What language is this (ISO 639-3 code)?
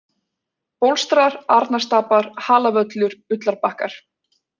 isl